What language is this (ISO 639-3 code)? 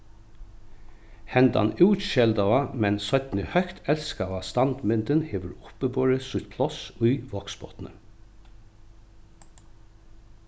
fao